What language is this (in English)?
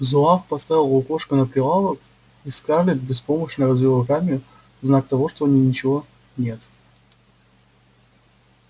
Russian